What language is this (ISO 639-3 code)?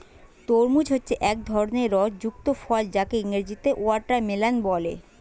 ben